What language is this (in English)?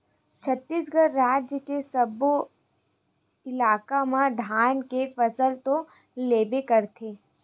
Chhattisgarhi